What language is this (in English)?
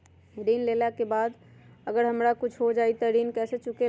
Magahi